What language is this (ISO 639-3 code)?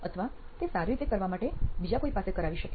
guj